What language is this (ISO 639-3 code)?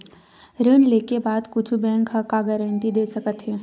hne